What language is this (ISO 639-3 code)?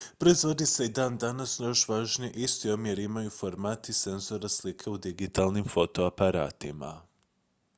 hrv